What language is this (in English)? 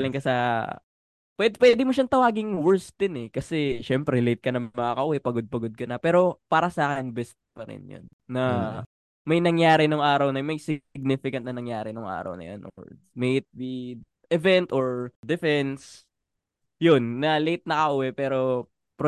Filipino